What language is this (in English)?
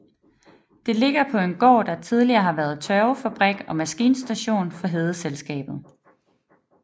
Danish